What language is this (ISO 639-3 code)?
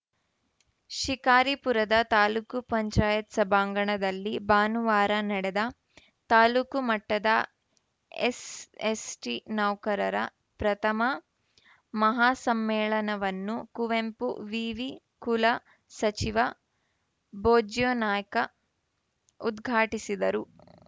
kan